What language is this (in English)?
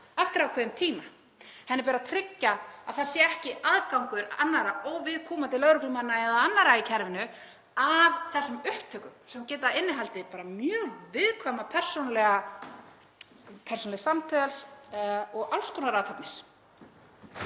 Icelandic